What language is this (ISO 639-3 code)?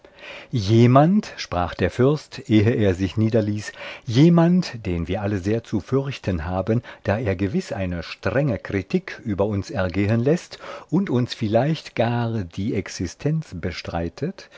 deu